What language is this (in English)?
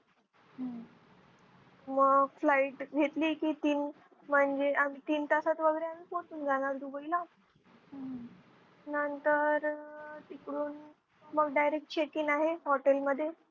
Marathi